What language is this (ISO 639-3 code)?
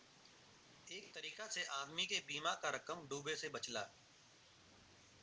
bho